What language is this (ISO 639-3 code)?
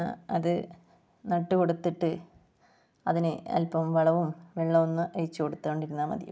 mal